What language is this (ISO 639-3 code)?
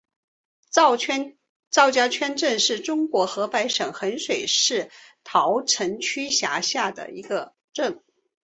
zho